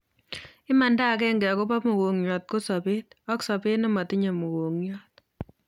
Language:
Kalenjin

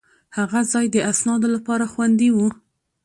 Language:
Pashto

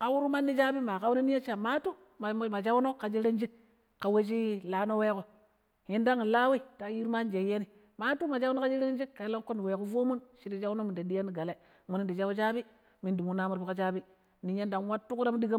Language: Pero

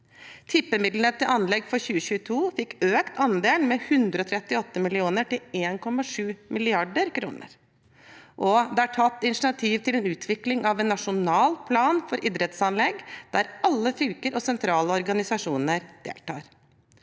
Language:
Norwegian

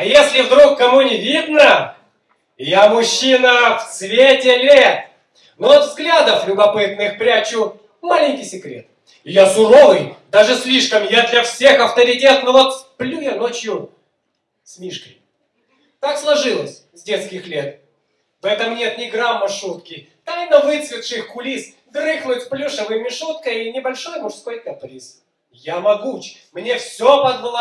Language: Russian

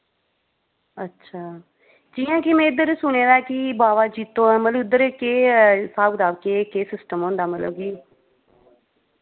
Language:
Dogri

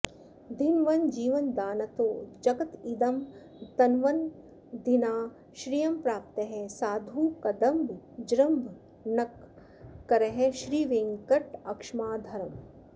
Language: Sanskrit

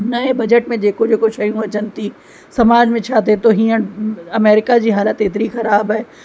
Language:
Sindhi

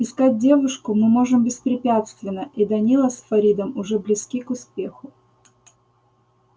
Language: Russian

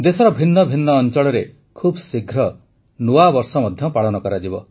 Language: Odia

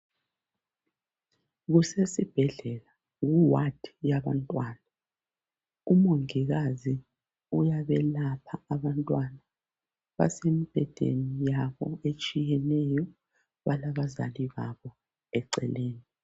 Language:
North Ndebele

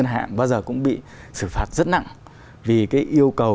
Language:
Vietnamese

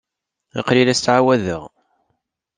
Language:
Kabyle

